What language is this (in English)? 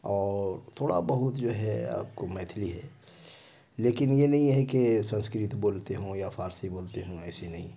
Urdu